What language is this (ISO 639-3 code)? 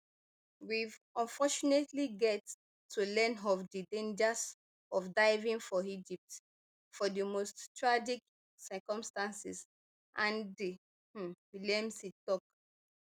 pcm